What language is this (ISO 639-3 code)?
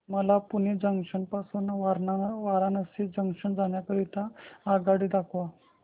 mar